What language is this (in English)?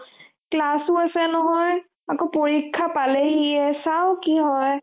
Assamese